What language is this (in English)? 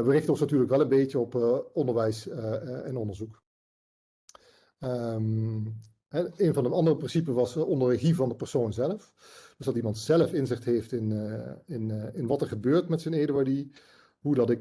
Dutch